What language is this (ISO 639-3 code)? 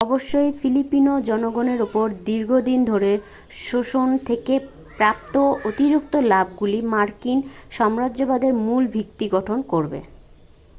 ben